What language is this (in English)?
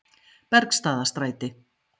Icelandic